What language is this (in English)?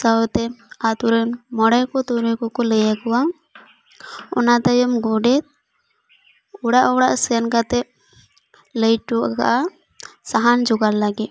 Santali